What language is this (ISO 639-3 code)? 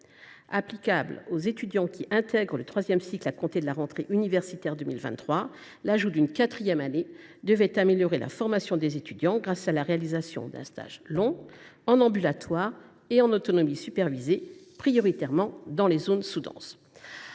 fra